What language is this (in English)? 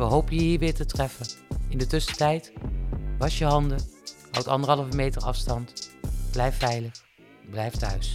Dutch